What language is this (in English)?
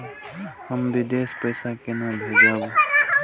Maithili